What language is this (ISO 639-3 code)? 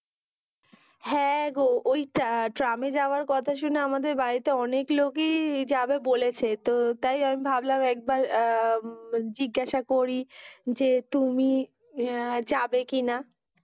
ben